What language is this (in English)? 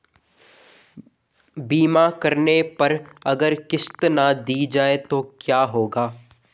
Hindi